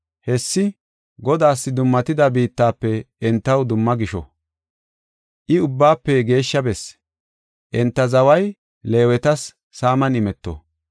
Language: Gofa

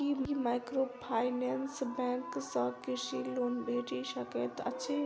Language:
Maithili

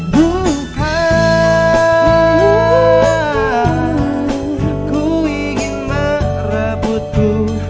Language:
Indonesian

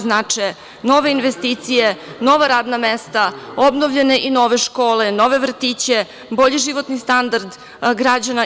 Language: Serbian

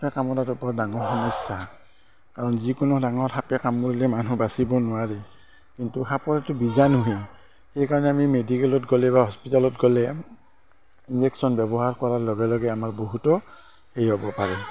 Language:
Assamese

